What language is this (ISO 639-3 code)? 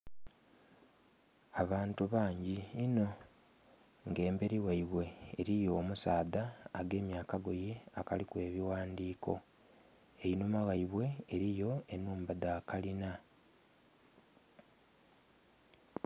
xog